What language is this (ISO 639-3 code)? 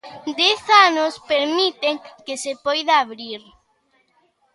glg